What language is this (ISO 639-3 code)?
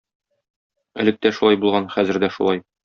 tat